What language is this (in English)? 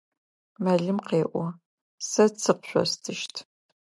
Adyghe